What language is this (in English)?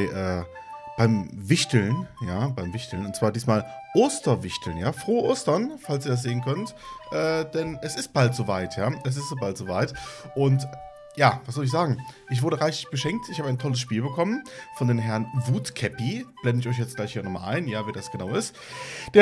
German